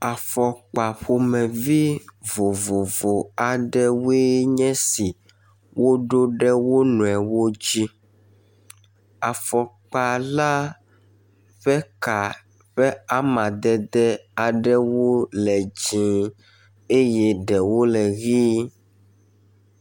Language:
Ewe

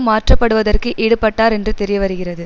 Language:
Tamil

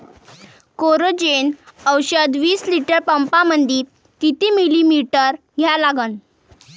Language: Marathi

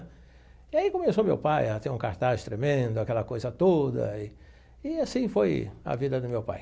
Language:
Portuguese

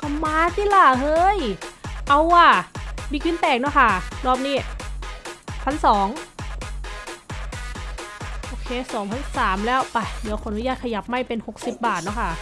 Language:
Thai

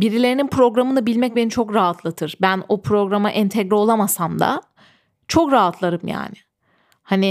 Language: Turkish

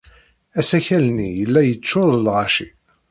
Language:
Kabyle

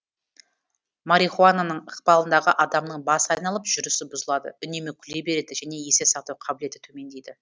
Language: Kazakh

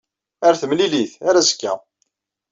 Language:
Kabyle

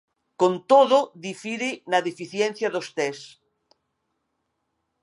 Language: Galician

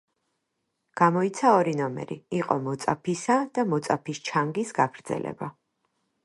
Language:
Georgian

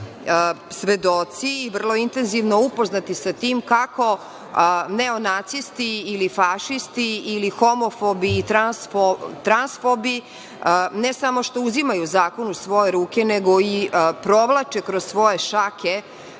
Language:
Serbian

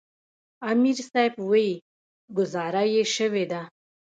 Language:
Pashto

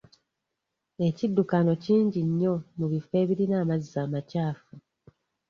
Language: Ganda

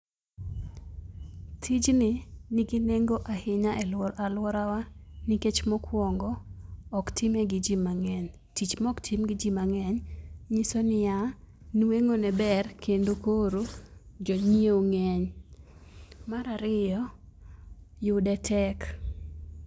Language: Luo (Kenya and Tanzania)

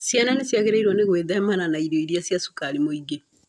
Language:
Kikuyu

